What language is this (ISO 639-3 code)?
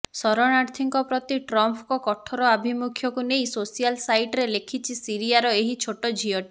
ori